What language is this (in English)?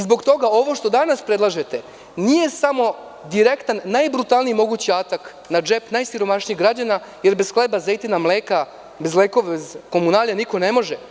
Serbian